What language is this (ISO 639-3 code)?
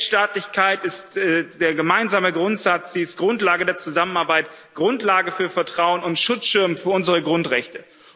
deu